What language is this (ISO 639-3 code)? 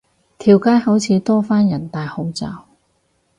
yue